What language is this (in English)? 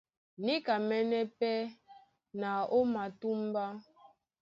Duala